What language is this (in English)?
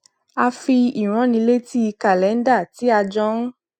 Yoruba